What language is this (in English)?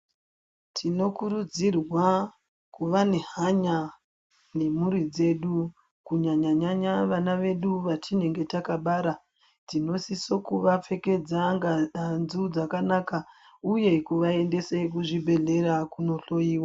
Ndau